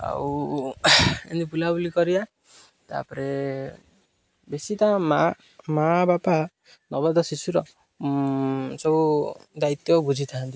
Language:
Odia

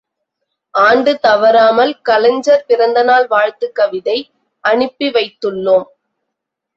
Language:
Tamil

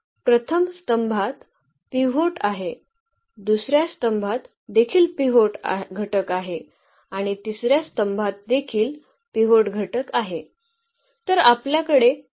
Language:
Marathi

